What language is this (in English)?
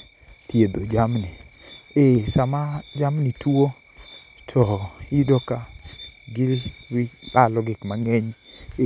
Luo (Kenya and Tanzania)